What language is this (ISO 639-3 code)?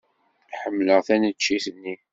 kab